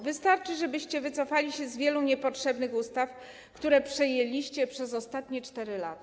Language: Polish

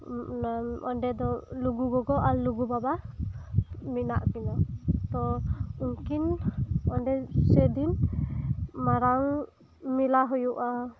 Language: Santali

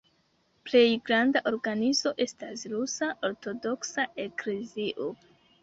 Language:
Esperanto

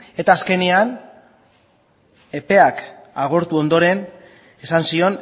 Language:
Basque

